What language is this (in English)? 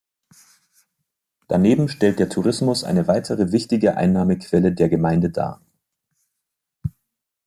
German